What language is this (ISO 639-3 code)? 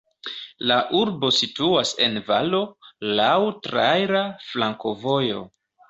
epo